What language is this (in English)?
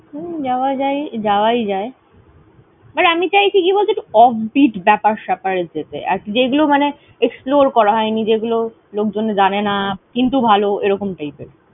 Bangla